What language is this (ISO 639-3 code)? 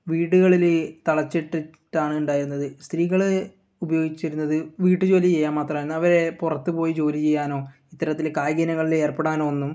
mal